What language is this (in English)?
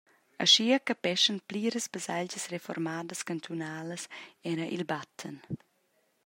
Romansh